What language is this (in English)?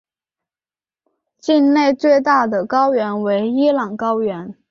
Chinese